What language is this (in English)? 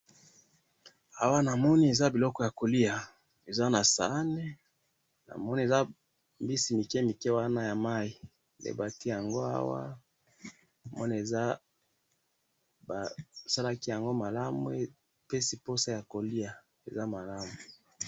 Lingala